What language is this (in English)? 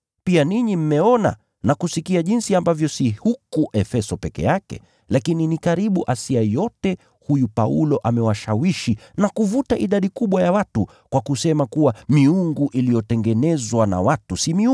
Swahili